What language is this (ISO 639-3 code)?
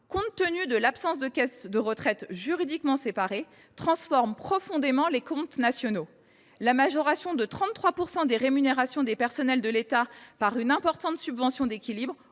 fra